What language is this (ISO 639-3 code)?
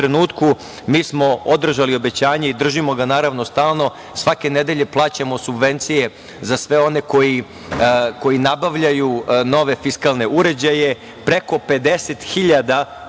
srp